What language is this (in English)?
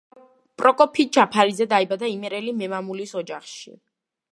Georgian